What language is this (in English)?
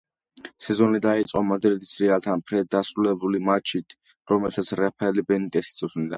Georgian